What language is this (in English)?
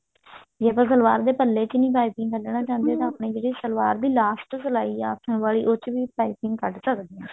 Punjabi